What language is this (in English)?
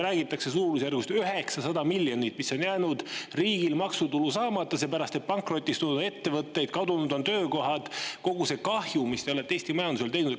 Estonian